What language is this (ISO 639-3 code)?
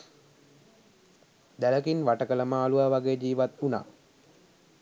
sin